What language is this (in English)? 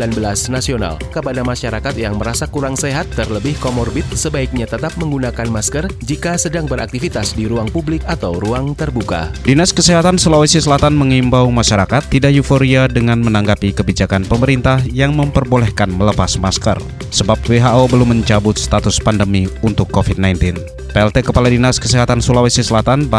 Indonesian